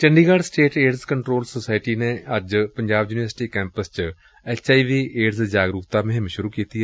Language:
Punjabi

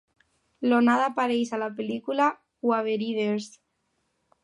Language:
Catalan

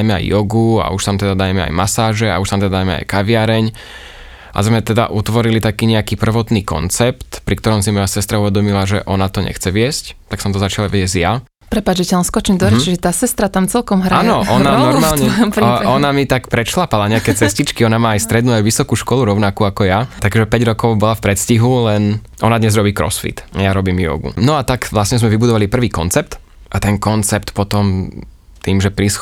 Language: Slovak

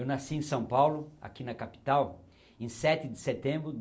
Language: Portuguese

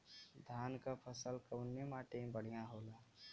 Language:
Bhojpuri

